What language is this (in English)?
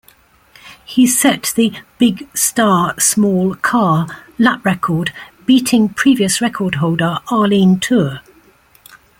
English